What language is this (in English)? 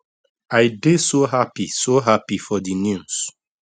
Nigerian Pidgin